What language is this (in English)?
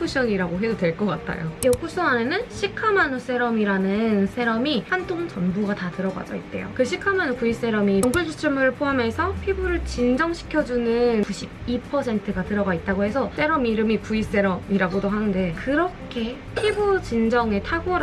Korean